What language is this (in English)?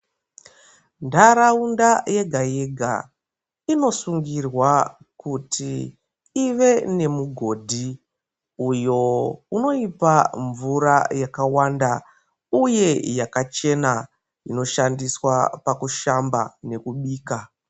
Ndau